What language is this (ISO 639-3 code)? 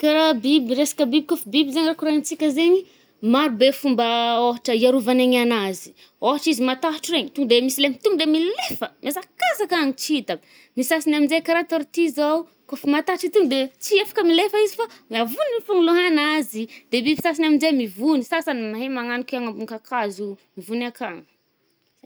bmm